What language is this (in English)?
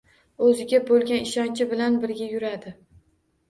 Uzbek